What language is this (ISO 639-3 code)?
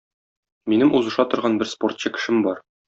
tat